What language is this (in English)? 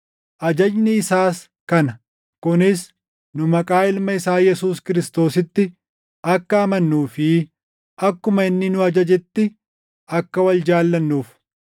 Oromo